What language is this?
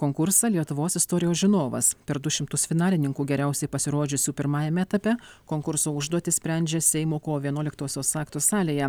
Lithuanian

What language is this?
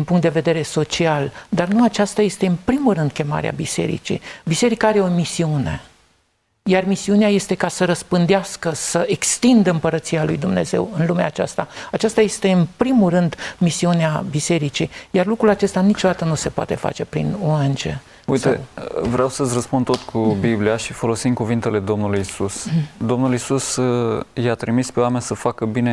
Romanian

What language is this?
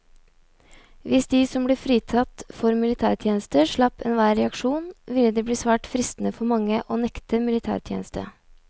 Norwegian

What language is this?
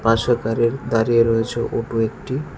Bangla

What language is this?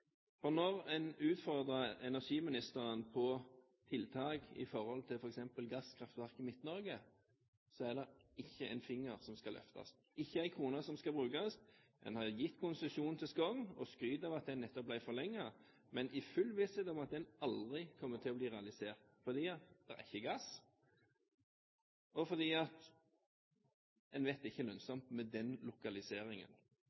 Norwegian Bokmål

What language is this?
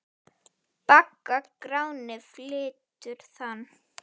Icelandic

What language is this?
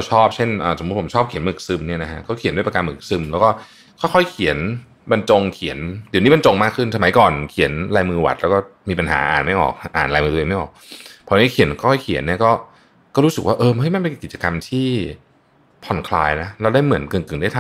Thai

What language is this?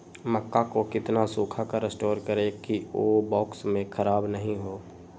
Magahi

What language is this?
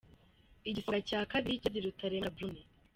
Kinyarwanda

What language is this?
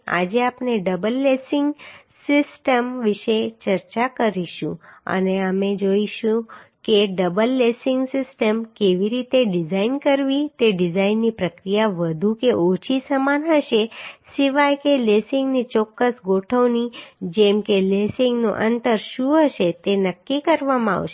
Gujarati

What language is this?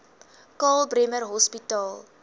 Afrikaans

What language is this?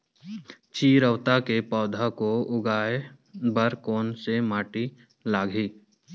Chhattisgarhi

